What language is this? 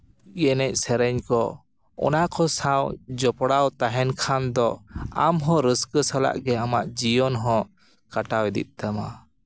Santali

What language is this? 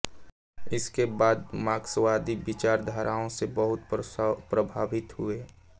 Hindi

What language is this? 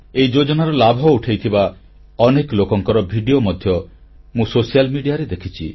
Odia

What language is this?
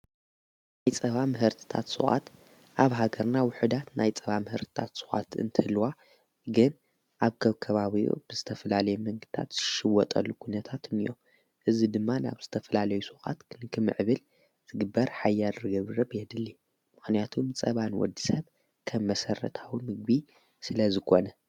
Tigrinya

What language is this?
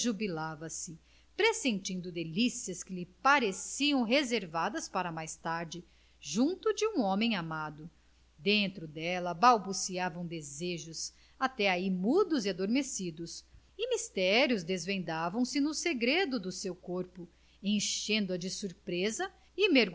Portuguese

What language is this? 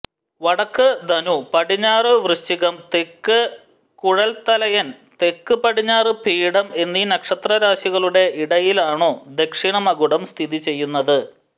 Malayalam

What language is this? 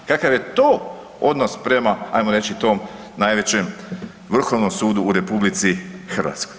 Croatian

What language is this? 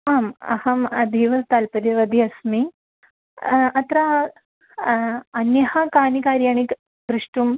Sanskrit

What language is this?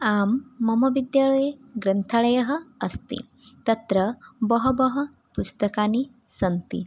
Sanskrit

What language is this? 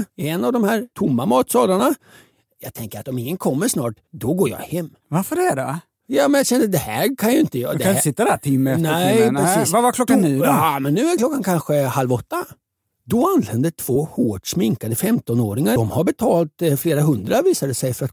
Swedish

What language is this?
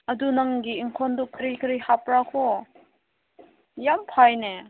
Manipuri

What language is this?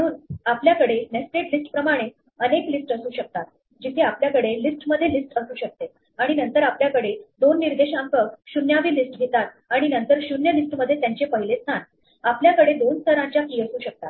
Marathi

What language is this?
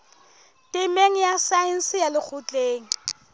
Southern Sotho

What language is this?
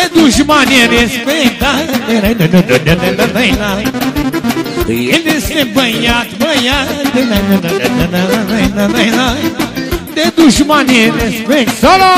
Romanian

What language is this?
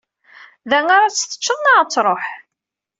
Kabyle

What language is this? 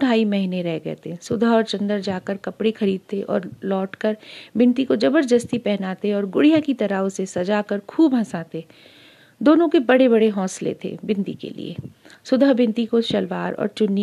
Hindi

